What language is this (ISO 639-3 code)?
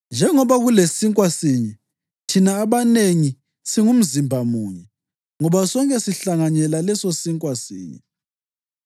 nde